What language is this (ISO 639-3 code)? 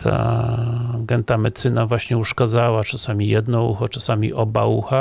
pol